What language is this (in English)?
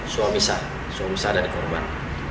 Indonesian